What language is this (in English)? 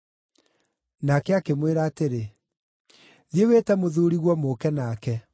Kikuyu